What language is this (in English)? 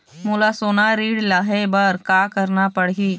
Chhattisgarhi